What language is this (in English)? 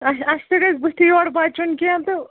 Kashmiri